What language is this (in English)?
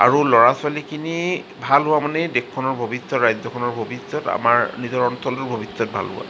Assamese